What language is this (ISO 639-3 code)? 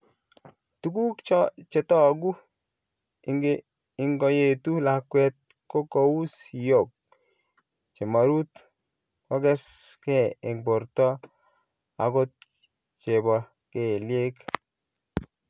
kln